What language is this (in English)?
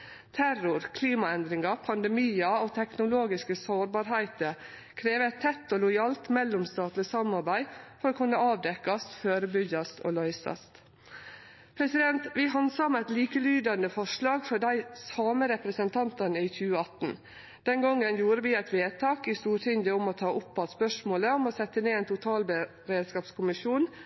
Norwegian Nynorsk